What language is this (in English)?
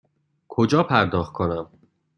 Persian